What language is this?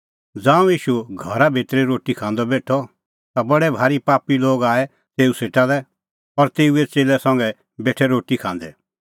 Kullu Pahari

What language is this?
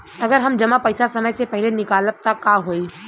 Bhojpuri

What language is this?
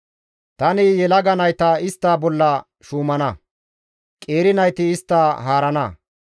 Gamo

